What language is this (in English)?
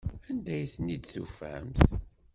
Kabyle